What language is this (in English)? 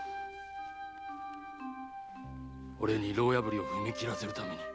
Japanese